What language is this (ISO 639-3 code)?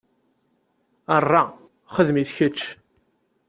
kab